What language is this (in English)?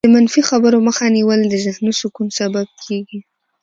Pashto